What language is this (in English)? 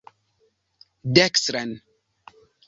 Esperanto